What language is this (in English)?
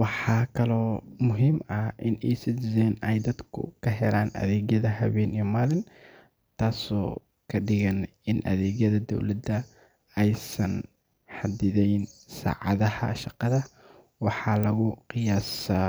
Somali